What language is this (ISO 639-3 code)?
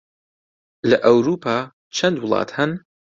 ckb